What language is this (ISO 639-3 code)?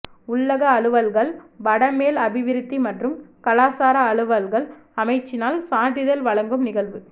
tam